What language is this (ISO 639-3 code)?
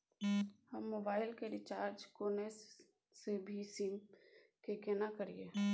mai